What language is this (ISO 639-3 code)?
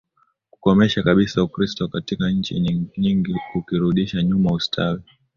swa